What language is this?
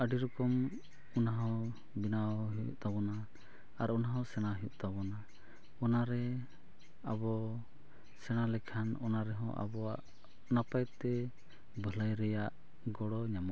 Santali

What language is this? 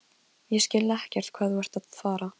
Icelandic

